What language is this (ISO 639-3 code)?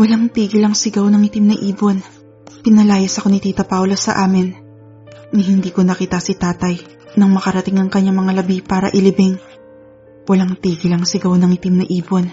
fil